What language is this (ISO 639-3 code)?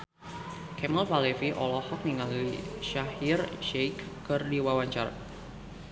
sun